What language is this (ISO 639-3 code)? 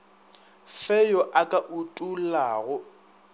nso